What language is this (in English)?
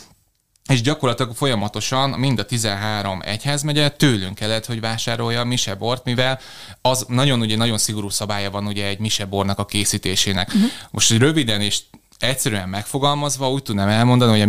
Hungarian